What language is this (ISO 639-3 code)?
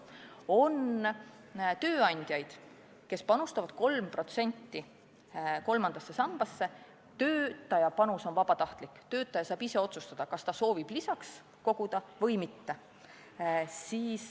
est